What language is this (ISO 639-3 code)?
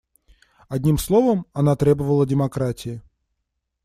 rus